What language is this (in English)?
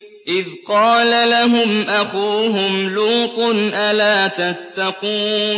Arabic